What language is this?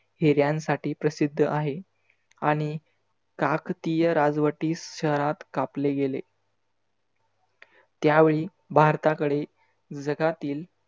Marathi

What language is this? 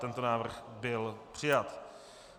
Czech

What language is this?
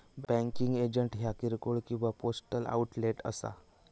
Marathi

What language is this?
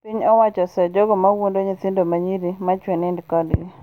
Luo (Kenya and Tanzania)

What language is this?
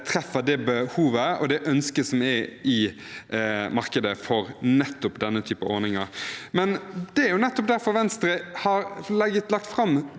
Norwegian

